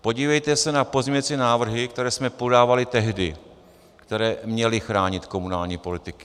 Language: Czech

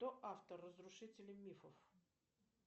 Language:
Russian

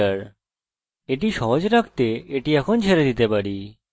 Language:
Bangla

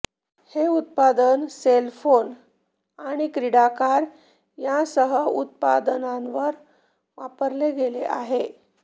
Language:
Marathi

